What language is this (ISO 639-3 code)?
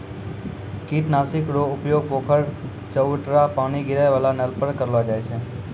mai